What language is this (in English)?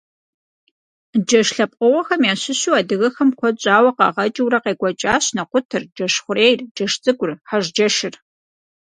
Kabardian